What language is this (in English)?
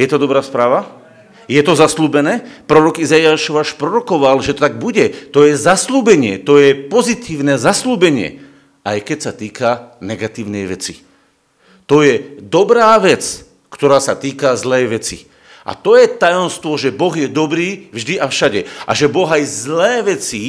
Slovak